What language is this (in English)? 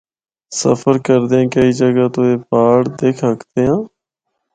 Northern Hindko